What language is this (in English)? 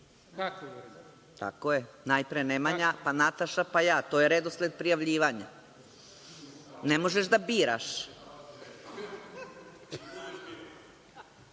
Serbian